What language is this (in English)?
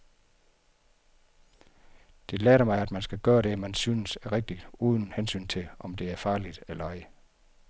Danish